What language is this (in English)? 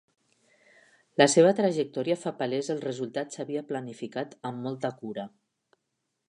Catalan